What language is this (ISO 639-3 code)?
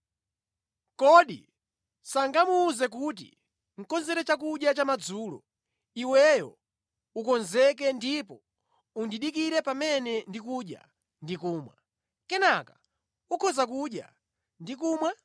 nya